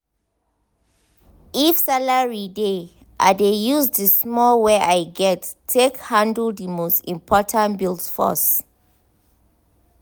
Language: Nigerian Pidgin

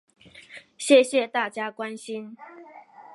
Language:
Chinese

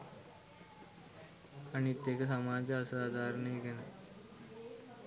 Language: Sinhala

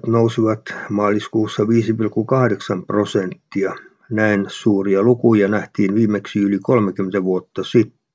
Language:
Finnish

